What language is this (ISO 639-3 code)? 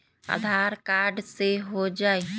mag